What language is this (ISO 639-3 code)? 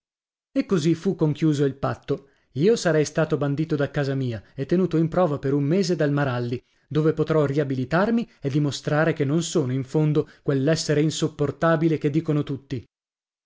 ita